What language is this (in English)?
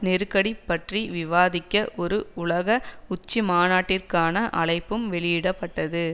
Tamil